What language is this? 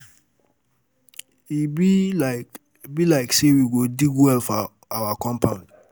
Nigerian Pidgin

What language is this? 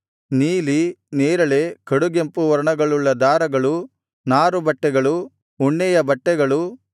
Kannada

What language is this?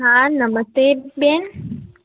Gujarati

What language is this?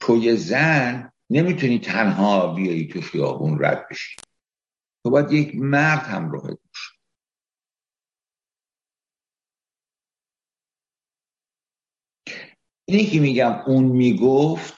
Persian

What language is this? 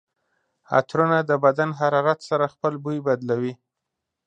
Pashto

